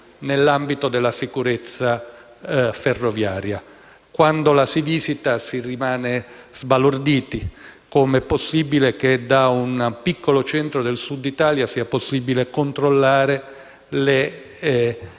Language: Italian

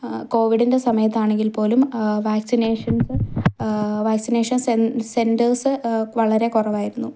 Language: Malayalam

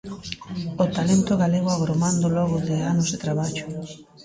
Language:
Galician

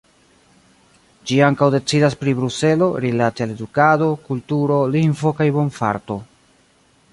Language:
Esperanto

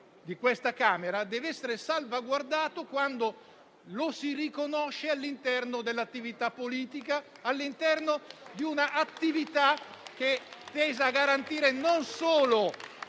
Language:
Italian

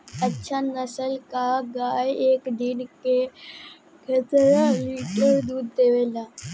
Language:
Bhojpuri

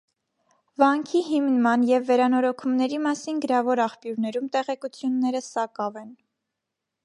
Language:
Armenian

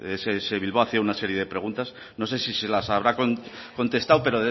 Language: Spanish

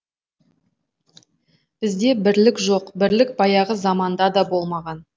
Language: Kazakh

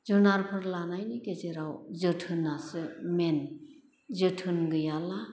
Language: Bodo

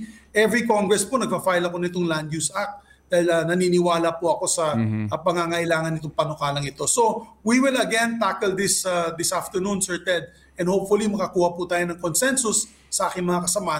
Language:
Filipino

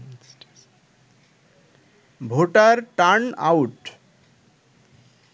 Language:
Bangla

